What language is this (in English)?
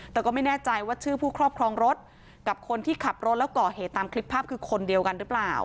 Thai